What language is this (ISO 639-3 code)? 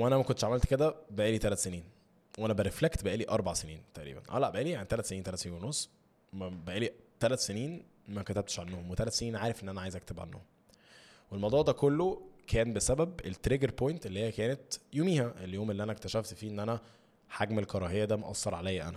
ara